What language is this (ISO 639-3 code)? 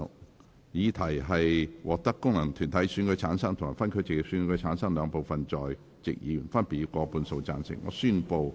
yue